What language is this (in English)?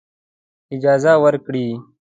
Pashto